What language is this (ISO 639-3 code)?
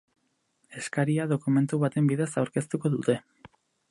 eus